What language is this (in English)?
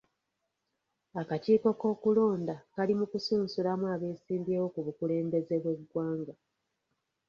Ganda